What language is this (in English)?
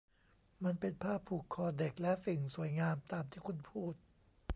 Thai